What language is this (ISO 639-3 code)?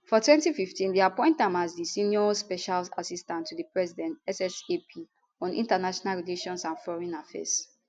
pcm